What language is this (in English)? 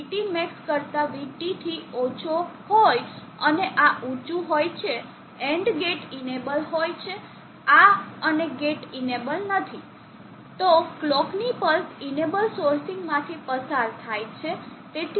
Gujarati